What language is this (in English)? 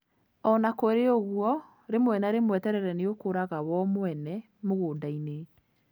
Kikuyu